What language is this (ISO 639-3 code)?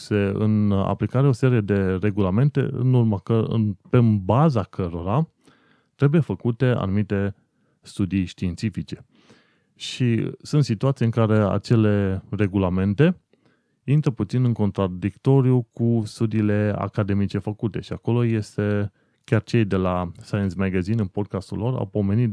ron